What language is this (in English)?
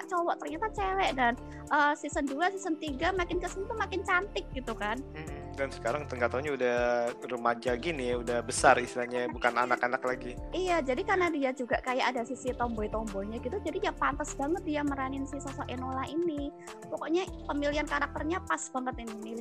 Indonesian